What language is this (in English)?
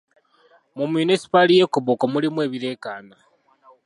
Ganda